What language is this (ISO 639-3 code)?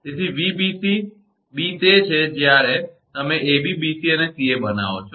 guj